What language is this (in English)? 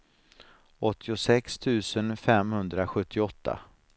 Swedish